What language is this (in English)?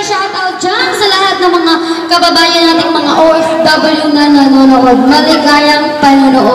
Thai